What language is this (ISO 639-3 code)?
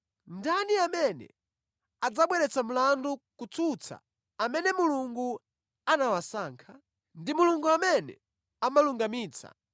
nya